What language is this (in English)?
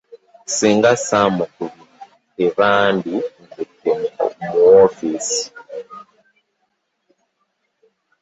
Ganda